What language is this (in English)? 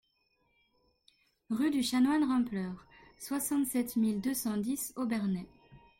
French